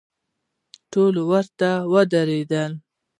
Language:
Pashto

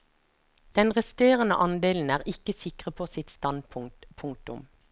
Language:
Norwegian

